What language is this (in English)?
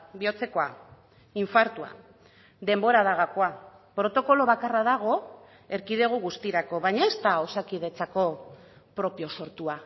Basque